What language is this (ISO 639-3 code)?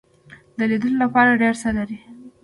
pus